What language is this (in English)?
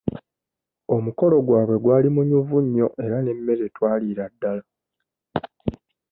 Ganda